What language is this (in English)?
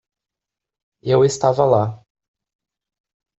Portuguese